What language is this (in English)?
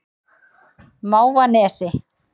Icelandic